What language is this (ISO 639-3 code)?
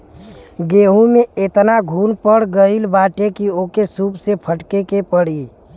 bho